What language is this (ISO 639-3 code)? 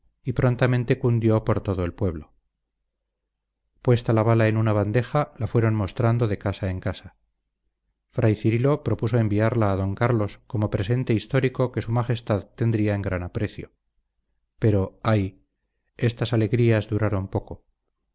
spa